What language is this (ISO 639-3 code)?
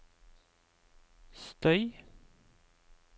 nor